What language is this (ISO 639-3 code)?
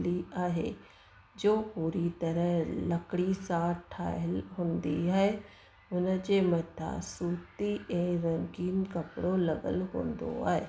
snd